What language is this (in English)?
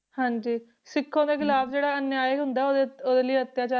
Punjabi